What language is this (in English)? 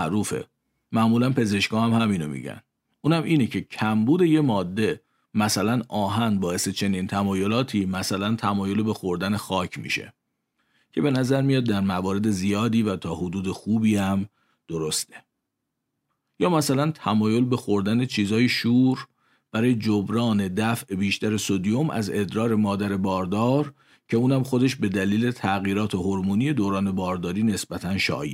Persian